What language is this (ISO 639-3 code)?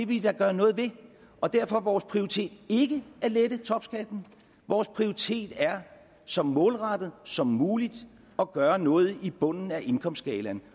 dan